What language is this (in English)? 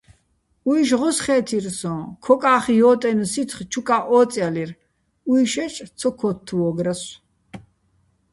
Bats